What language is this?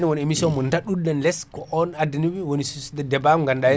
Fula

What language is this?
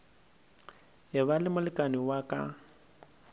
Northern Sotho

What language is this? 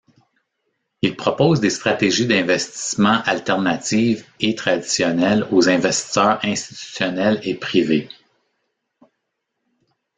French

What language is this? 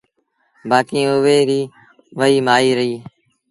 Sindhi Bhil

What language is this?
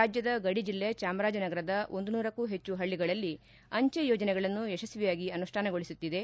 Kannada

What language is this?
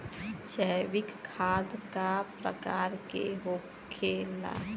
Bhojpuri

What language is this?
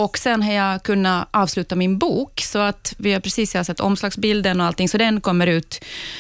Swedish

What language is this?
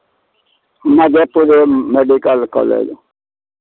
Maithili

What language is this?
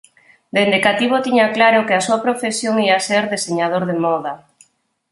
Galician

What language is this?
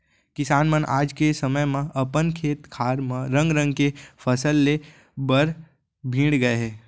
Chhattisgarhi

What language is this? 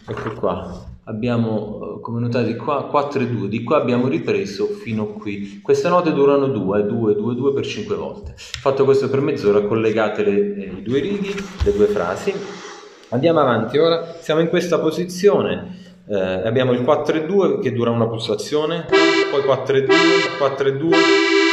Italian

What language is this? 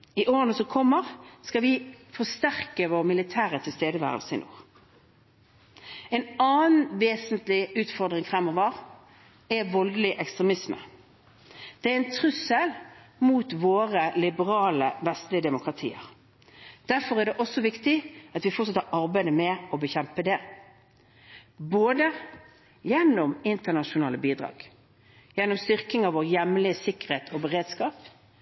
Norwegian Bokmål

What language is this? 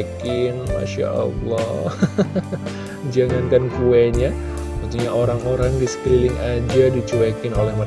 Indonesian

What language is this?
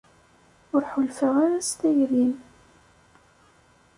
Kabyle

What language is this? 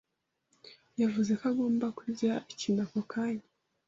Kinyarwanda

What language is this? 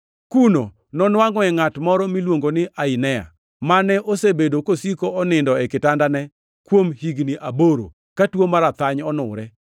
Luo (Kenya and Tanzania)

